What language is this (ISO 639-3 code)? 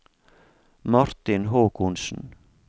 nor